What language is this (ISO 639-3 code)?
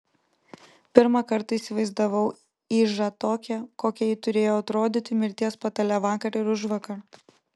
lit